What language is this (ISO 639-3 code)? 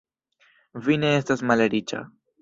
epo